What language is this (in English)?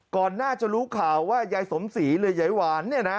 Thai